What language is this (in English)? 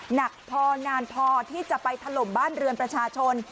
Thai